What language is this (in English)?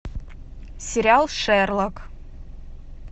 Russian